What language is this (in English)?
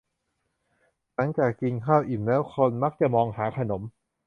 Thai